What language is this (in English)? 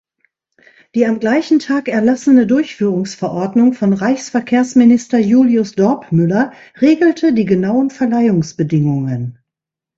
German